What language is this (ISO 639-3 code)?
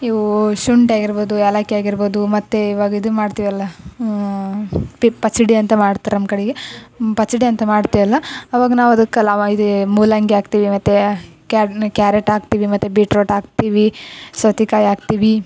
kan